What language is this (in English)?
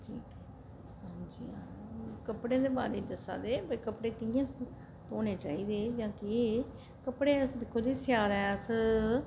Dogri